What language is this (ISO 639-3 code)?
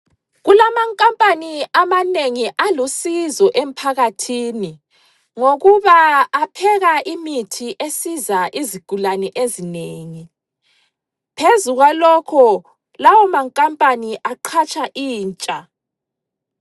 nde